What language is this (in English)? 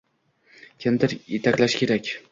Uzbek